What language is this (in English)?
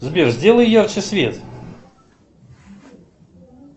Russian